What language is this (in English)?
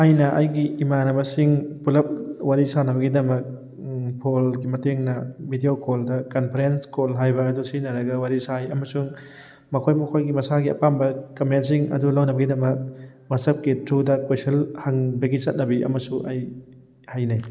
Manipuri